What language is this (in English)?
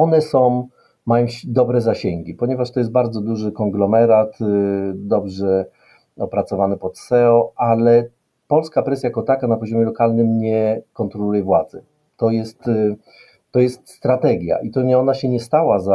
Polish